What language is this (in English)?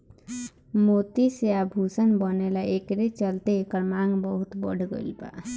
Bhojpuri